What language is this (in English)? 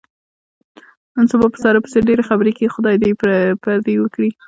Pashto